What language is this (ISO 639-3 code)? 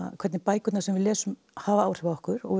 isl